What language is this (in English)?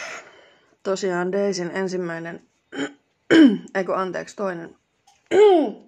Finnish